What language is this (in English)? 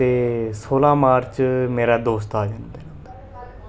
Dogri